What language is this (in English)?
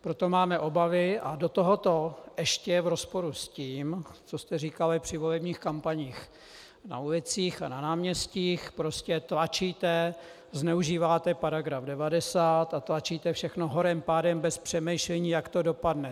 Czech